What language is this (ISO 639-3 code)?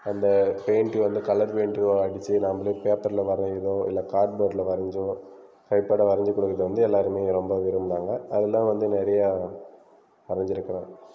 tam